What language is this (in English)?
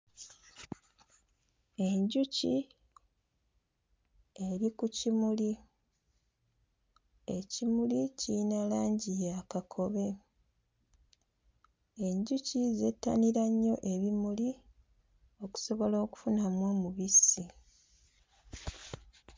Ganda